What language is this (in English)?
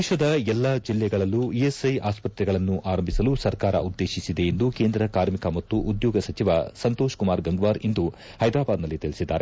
Kannada